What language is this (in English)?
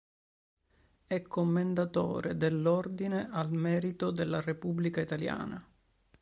Italian